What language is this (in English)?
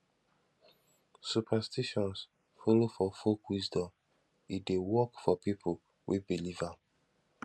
Nigerian Pidgin